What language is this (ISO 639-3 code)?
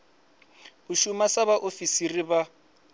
ven